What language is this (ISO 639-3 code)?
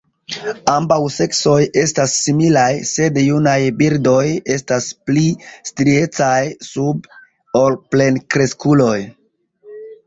epo